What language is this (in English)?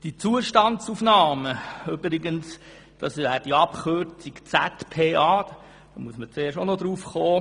Swiss German